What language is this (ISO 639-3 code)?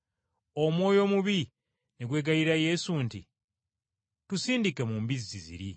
lug